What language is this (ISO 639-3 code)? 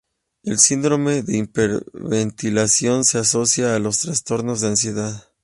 spa